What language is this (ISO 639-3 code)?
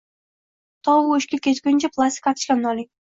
uzb